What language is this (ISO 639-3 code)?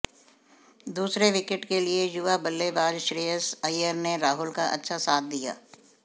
hin